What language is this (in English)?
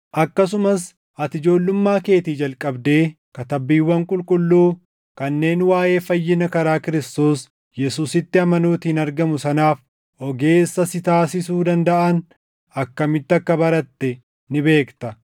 Oromo